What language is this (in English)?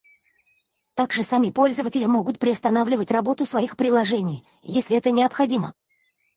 Russian